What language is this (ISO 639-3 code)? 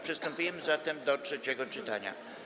pol